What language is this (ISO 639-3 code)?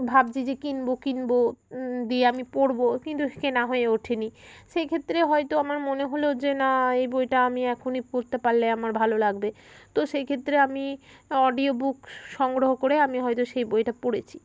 ben